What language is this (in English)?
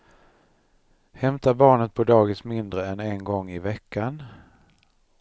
Swedish